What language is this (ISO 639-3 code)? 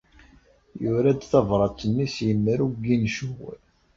kab